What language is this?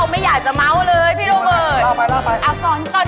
Thai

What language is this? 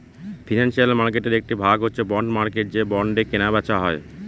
Bangla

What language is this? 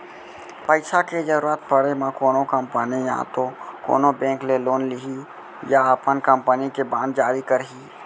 Chhattisgarhi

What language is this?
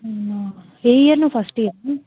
Telugu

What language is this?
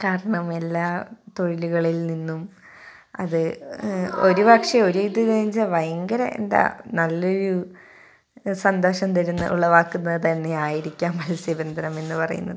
Malayalam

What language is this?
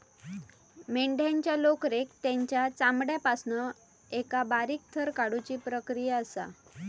Marathi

